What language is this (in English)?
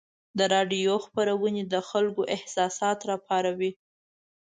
Pashto